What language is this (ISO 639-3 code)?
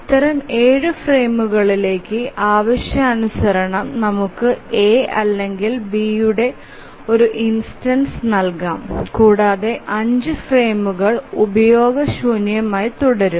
mal